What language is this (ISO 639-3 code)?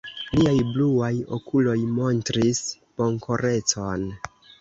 epo